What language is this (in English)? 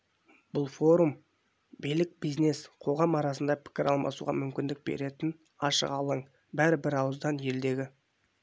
Kazakh